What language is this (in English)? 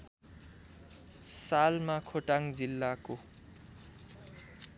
Nepali